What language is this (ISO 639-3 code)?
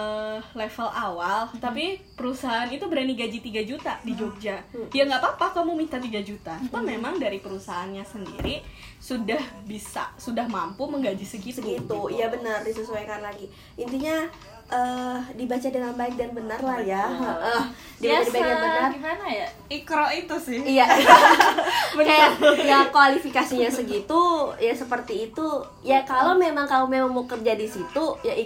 ind